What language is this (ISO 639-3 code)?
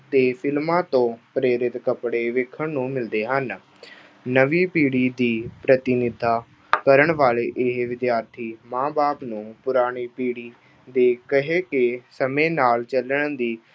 pan